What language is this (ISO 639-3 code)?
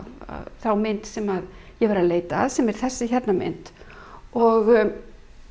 isl